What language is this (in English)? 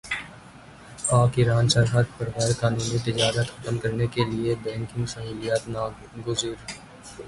Urdu